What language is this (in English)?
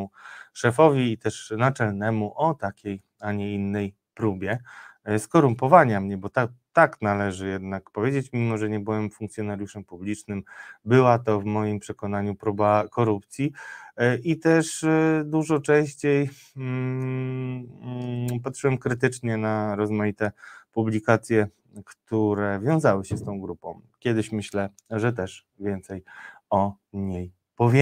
Polish